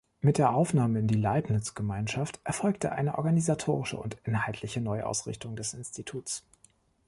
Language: German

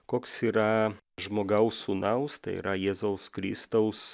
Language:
Lithuanian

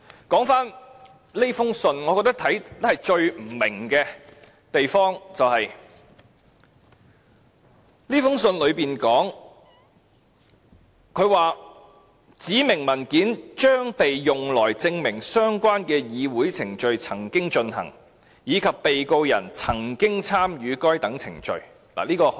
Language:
Cantonese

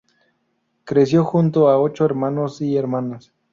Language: Spanish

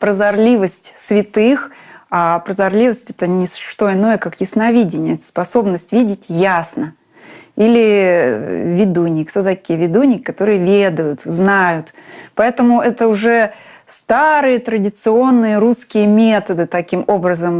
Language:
Russian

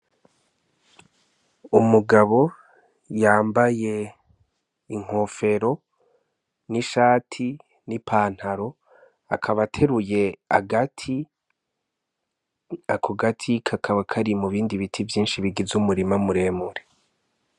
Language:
Rundi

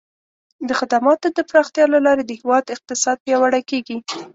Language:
Pashto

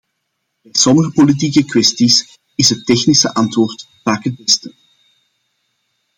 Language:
Dutch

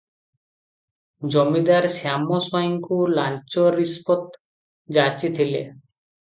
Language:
Odia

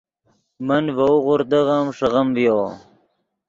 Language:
Yidgha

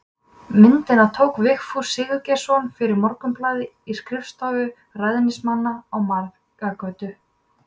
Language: Icelandic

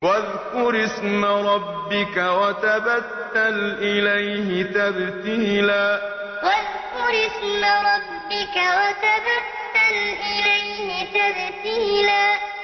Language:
Arabic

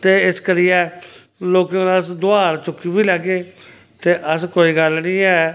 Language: Dogri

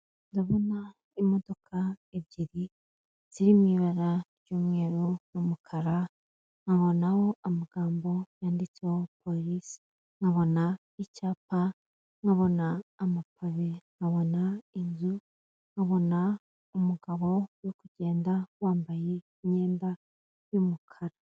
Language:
Kinyarwanda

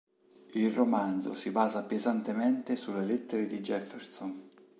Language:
Italian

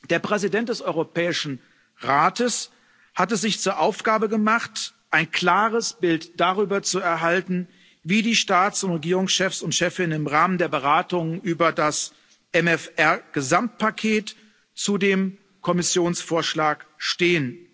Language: German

